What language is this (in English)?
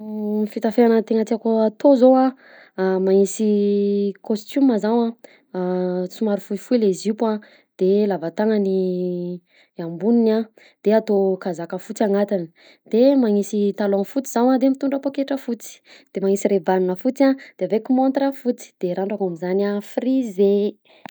Southern Betsimisaraka Malagasy